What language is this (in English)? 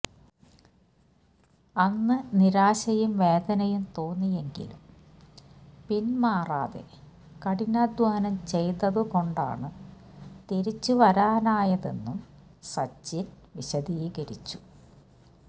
Malayalam